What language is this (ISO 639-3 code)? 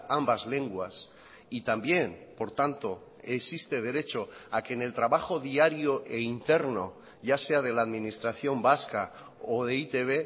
spa